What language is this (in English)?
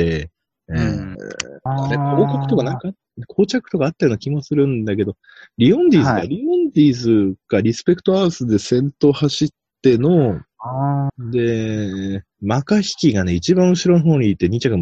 Japanese